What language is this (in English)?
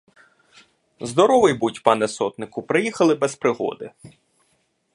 Ukrainian